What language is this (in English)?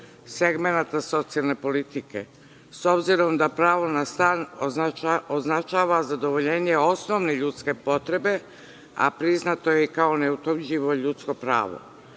Serbian